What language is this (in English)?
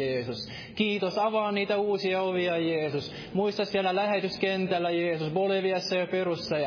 Finnish